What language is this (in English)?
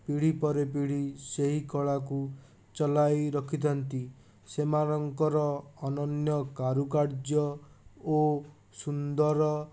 Odia